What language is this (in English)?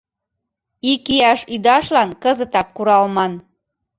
Mari